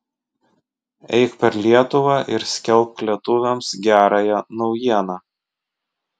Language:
Lithuanian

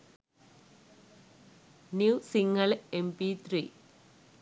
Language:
Sinhala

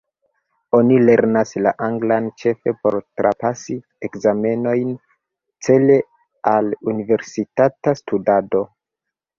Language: Esperanto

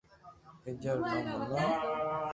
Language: Loarki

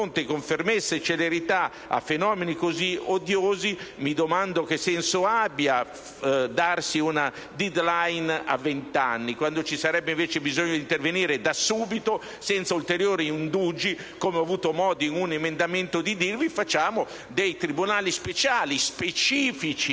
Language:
Italian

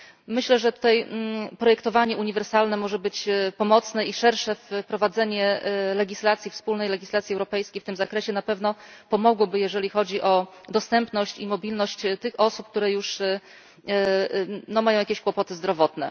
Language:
Polish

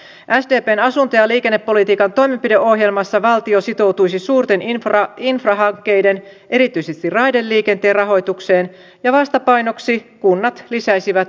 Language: Finnish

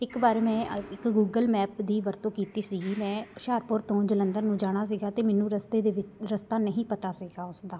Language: Punjabi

